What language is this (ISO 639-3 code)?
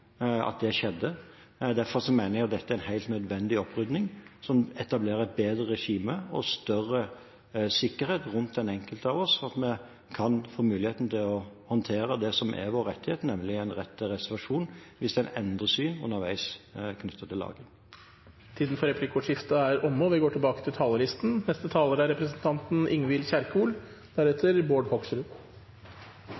nob